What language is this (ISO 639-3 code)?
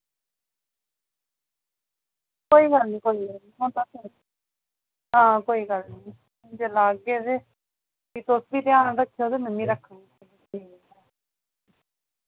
doi